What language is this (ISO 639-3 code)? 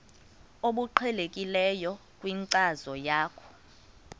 xho